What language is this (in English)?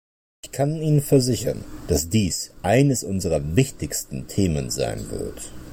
German